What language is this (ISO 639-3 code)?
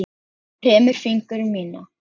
isl